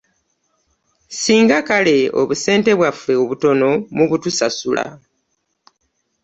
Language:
Ganda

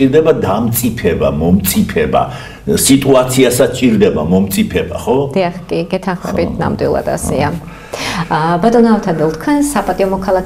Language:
Romanian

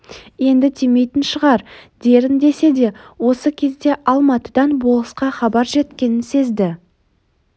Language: Kazakh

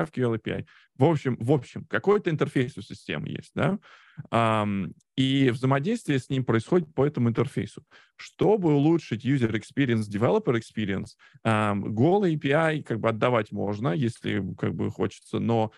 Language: Russian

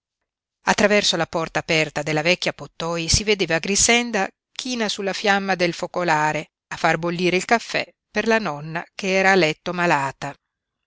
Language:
Italian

